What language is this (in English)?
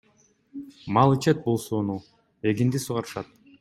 Kyrgyz